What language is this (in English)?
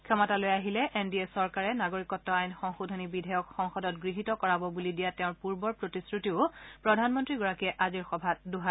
Assamese